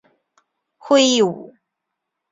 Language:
Chinese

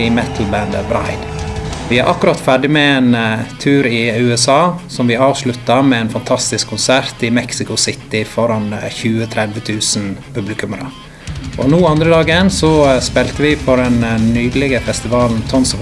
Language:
Norwegian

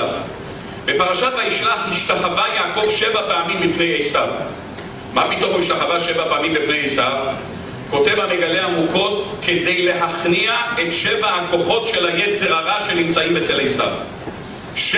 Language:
Hebrew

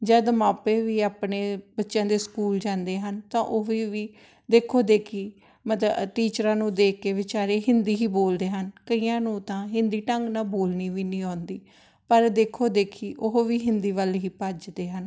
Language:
Punjabi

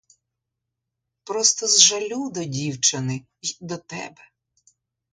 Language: Ukrainian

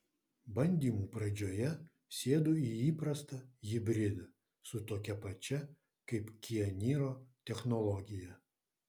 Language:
Lithuanian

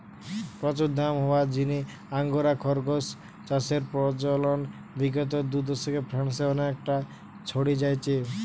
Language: Bangla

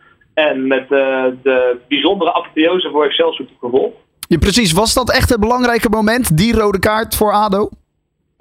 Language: Dutch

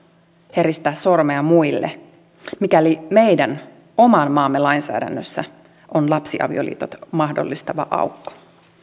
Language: Finnish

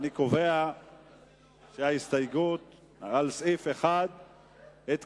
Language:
Hebrew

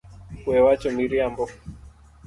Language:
Luo (Kenya and Tanzania)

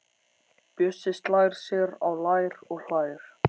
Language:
Icelandic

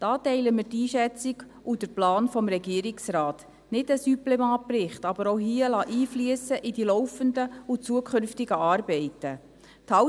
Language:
Swiss German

